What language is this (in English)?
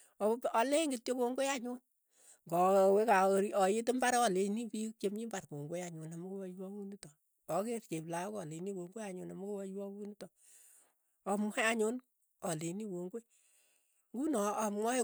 Keiyo